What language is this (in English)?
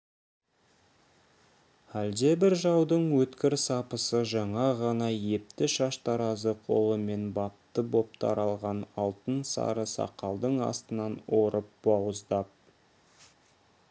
Kazakh